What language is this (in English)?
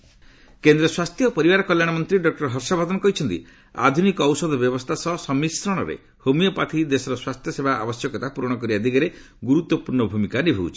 Odia